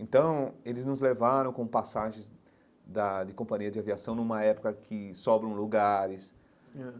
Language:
Portuguese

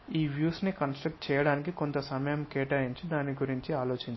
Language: Telugu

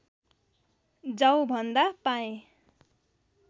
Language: Nepali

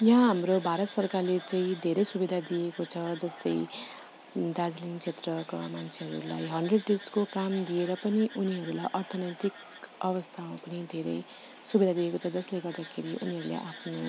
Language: Nepali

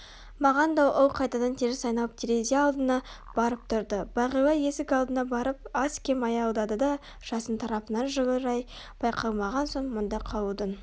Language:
Kazakh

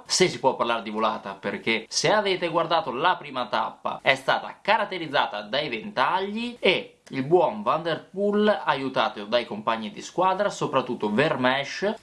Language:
Italian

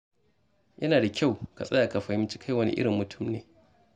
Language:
Hausa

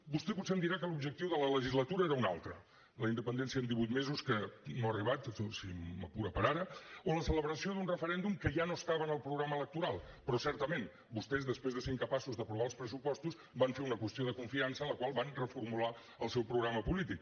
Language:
Catalan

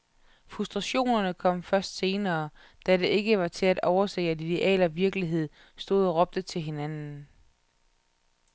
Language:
Danish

